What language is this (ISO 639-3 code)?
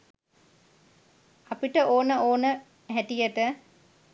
sin